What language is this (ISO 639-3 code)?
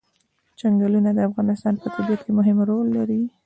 pus